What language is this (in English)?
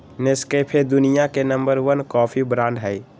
Magahi